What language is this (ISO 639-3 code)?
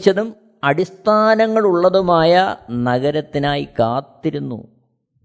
mal